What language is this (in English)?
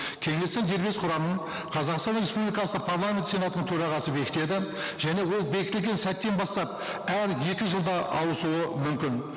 Kazakh